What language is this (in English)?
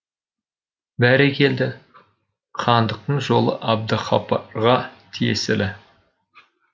Kazakh